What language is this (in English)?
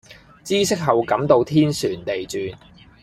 Cantonese